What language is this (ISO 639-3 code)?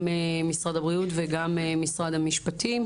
heb